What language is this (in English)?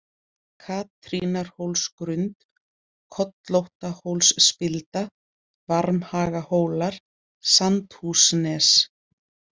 Icelandic